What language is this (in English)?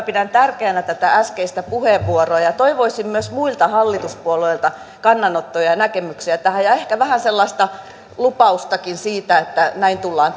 Finnish